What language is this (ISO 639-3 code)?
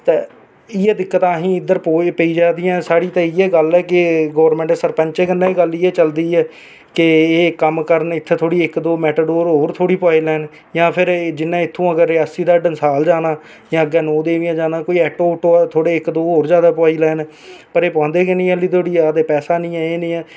doi